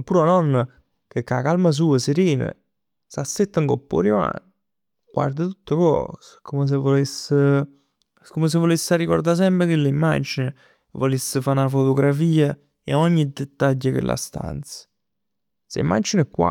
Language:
Neapolitan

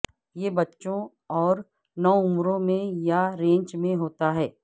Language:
Urdu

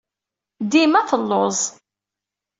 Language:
Kabyle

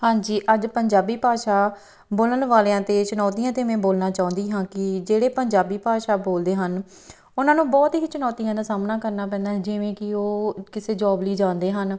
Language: Punjabi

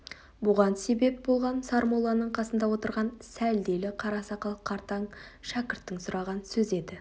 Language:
Kazakh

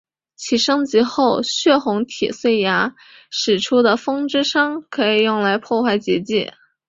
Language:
Chinese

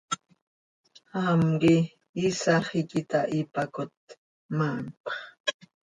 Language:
Seri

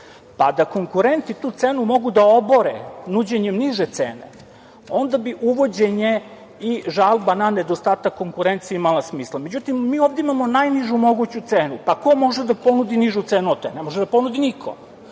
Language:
Serbian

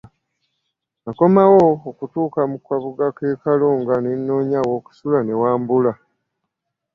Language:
Ganda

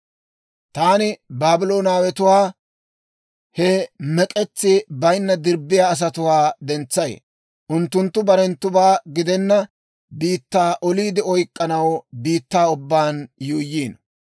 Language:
Dawro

